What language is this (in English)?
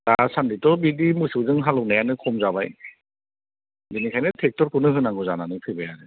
Bodo